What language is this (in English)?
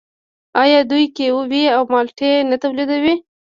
Pashto